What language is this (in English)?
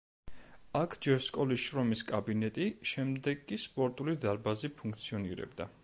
Georgian